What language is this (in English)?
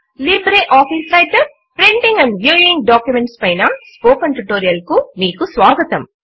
Telugu